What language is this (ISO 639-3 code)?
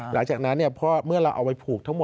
tha